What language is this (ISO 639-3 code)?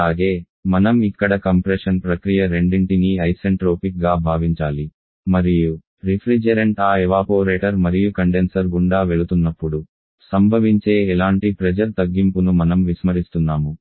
tel